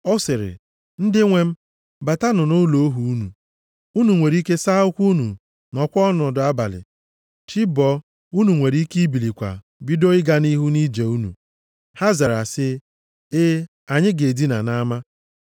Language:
Igbo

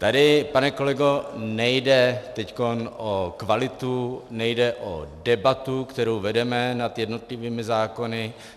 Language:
Czech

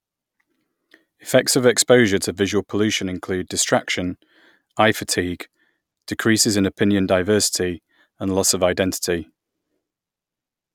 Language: English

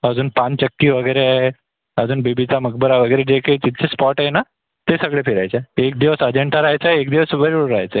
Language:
Marathi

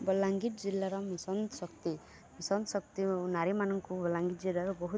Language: Odia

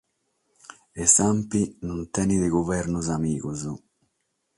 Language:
Sardinian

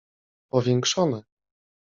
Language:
Polish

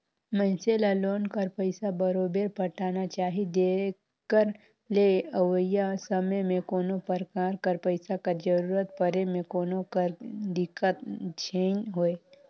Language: Chhattisgarhi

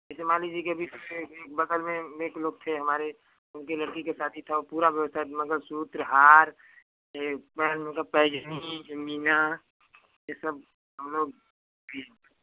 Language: Hindi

